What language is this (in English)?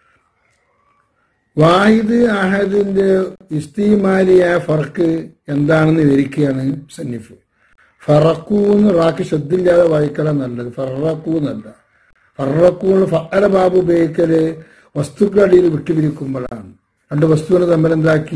Arabic